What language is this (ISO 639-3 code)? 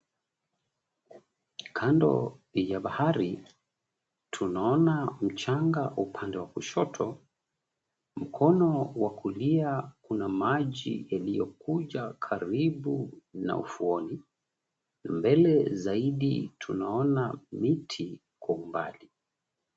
swa